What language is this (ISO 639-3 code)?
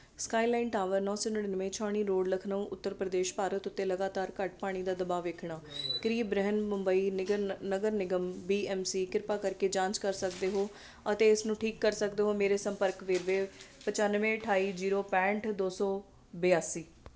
pan